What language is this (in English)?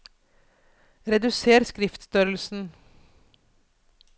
Norwegian